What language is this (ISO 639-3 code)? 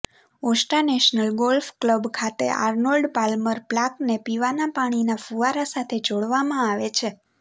guj